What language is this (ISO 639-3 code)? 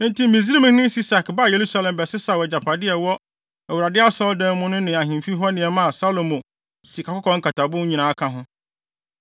aka